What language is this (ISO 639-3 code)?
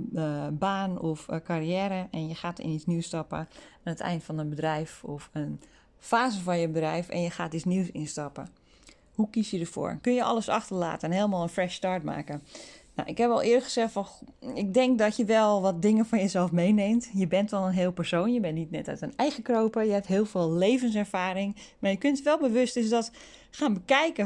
nld